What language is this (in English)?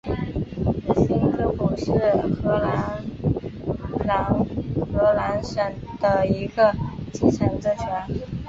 Chinese